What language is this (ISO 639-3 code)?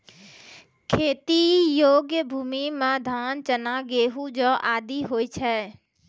mai